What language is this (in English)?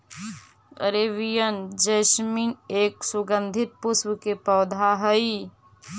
Magahi